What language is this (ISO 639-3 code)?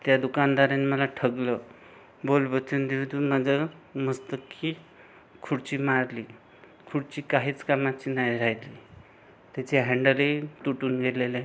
mar